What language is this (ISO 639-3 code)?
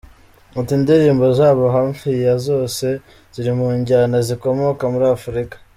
kin